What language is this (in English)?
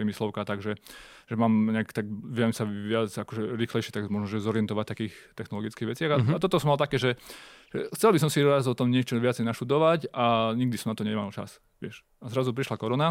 Slovak